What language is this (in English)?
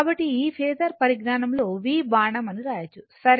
Telugu